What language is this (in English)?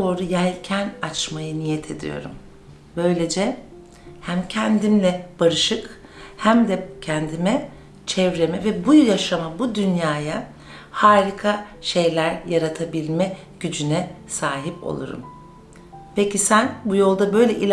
Turkish